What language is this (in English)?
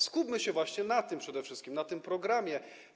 Polish